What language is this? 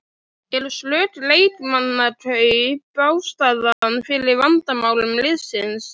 Icelandic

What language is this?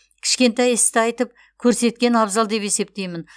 Kazakh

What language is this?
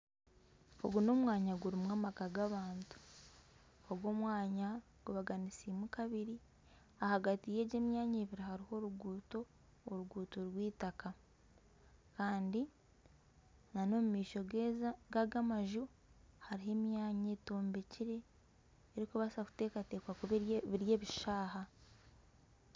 Nyankole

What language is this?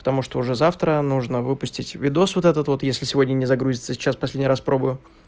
Russian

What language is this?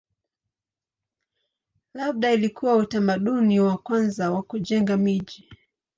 Swahili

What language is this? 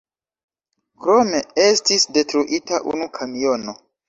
Esperanto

